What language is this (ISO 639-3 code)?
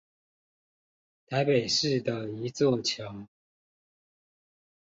zho